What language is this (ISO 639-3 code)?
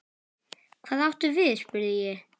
isl